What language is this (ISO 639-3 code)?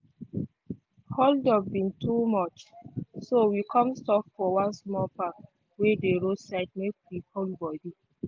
pcm